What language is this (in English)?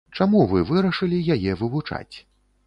Belarusian